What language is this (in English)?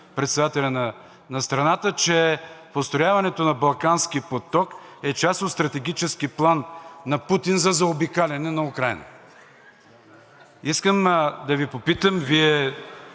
Bulgarian